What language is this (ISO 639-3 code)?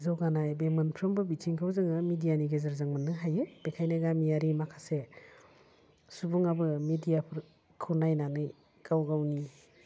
brx